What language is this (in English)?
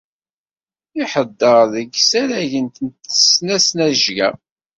Kabyle